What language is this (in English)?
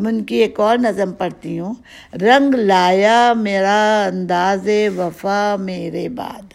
Urdu